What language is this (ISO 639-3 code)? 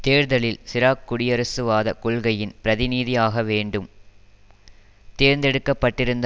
tam